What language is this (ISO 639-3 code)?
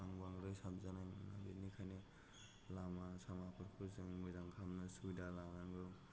brx